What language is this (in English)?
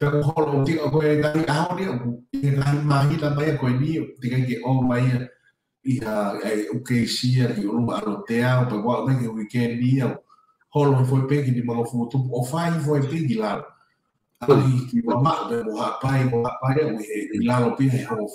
Italian